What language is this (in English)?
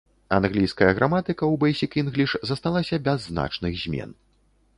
Belarusian